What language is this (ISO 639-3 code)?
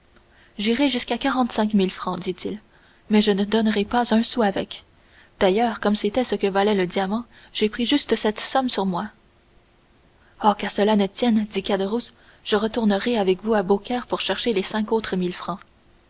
fra